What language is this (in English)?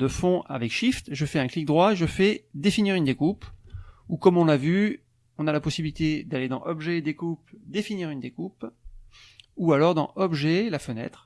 French